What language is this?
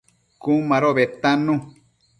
Matsés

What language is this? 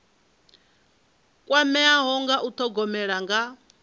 Venda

